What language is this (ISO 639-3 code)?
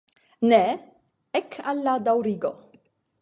epo